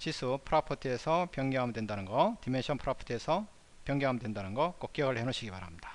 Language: Korean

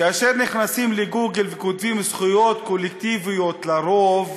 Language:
Hebrew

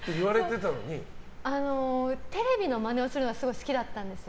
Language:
Japanese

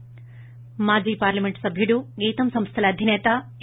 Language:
Telugu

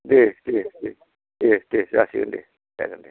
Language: Bodo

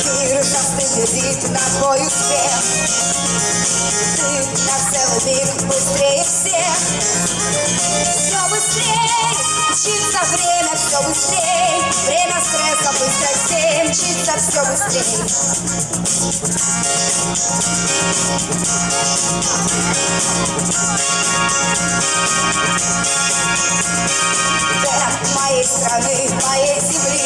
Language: Russian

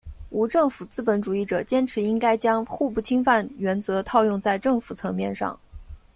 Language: Chinese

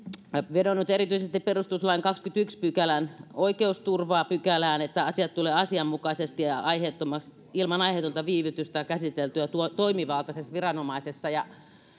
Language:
Finnish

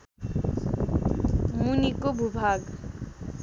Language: Nepali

